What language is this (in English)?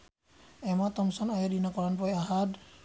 Sundanese